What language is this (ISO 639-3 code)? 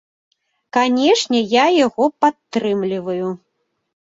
bel